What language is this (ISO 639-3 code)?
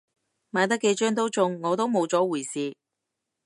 yue